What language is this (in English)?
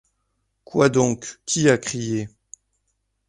French